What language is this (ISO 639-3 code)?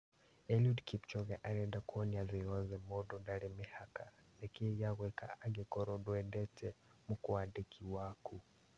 kik